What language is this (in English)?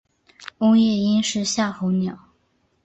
Chinese